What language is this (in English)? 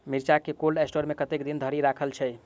Maithili